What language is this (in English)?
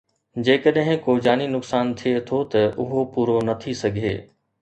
Sindhi